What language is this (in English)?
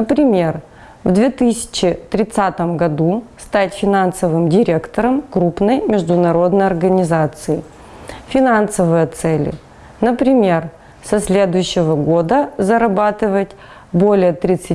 Russian